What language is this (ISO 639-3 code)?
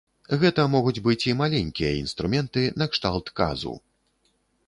bel